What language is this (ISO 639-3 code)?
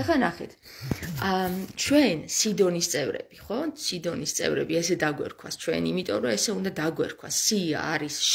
ron